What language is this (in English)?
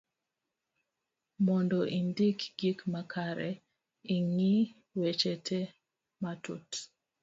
Luo (Kenya and Tanzania)